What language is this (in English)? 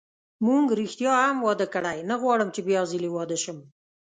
Pashto